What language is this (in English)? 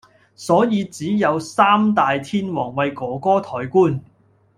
Cantonese